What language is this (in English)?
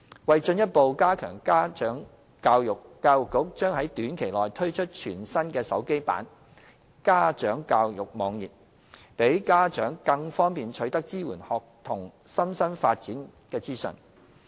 Cantonese